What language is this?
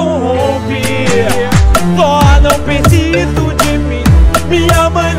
Portuguese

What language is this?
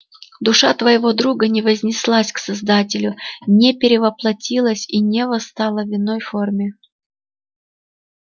Russian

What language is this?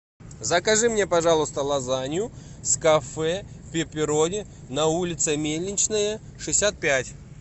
Russian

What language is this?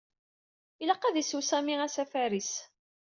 Kabyle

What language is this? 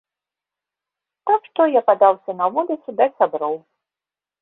Belarusian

